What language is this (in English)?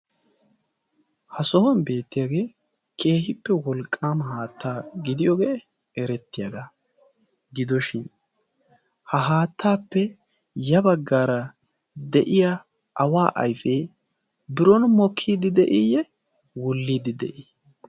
Wolaytta